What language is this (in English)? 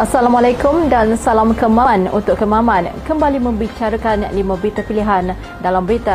Malay